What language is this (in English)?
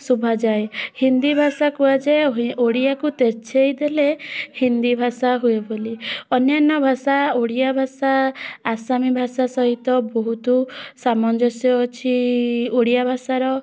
Odia